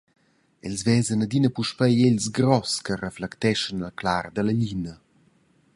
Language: Romansh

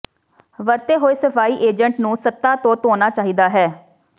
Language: Punjabi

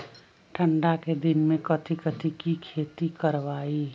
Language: Magahi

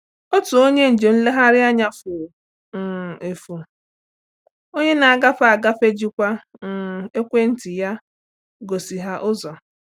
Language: Igbo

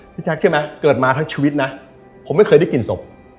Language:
Thai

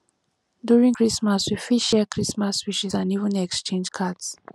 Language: Nigerian Pidgin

